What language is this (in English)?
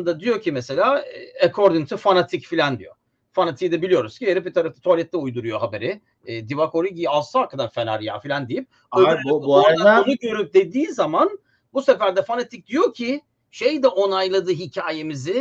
Turkish